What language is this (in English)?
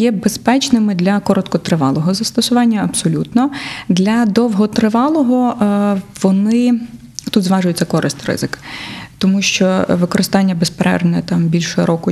Ukrainian